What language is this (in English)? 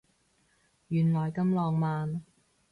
Cantonese